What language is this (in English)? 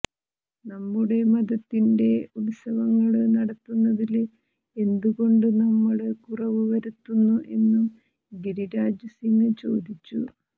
Malayalam